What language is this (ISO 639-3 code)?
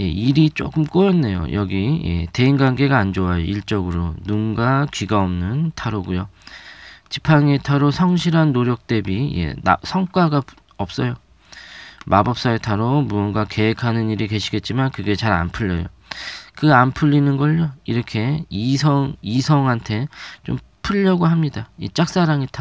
kor